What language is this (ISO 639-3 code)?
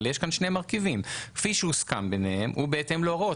heb